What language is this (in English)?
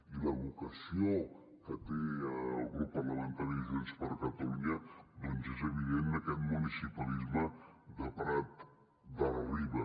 Catalan